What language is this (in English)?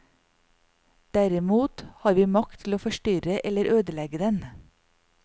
Norwegian